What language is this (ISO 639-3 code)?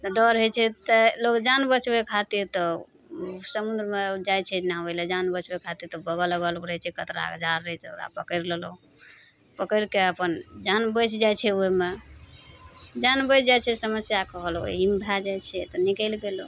mai